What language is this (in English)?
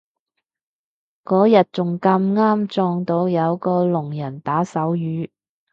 Cantonese